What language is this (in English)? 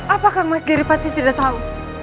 Indonesian